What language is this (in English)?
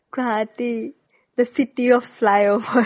Assamese